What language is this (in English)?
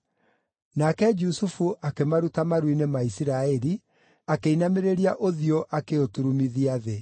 Kikuyu